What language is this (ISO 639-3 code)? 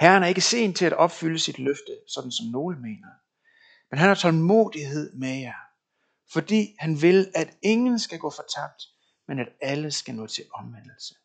dan